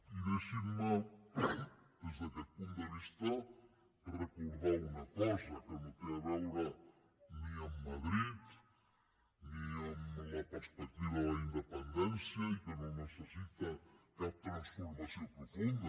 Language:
Catalan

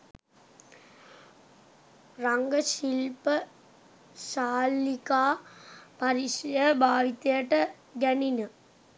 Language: Sinhala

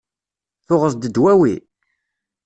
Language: Kabyle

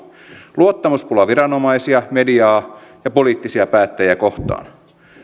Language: Finnish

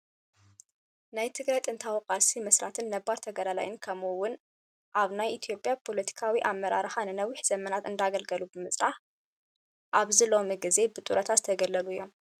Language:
Tigrinya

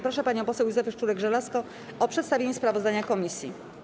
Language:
Polish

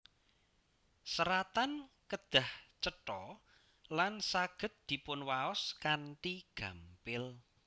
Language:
Javanese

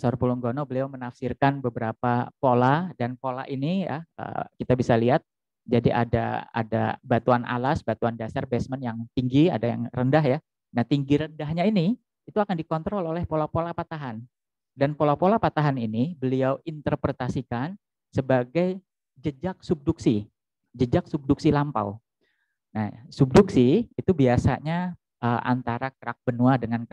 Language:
Indonesian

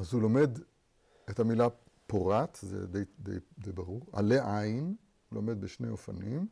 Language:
Hebrew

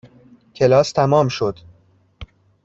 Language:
Persian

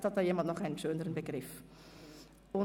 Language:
Swiss German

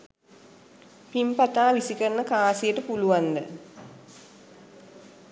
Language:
Sinhala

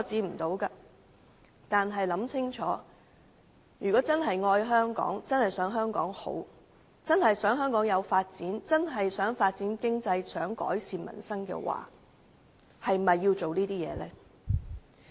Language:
Cantonese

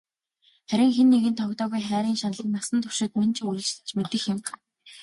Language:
Mongolian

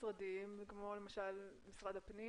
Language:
Hebrew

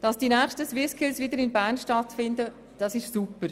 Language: Swiss German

